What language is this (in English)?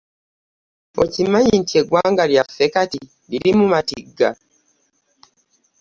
Ganda